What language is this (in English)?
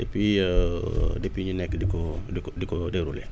Wolof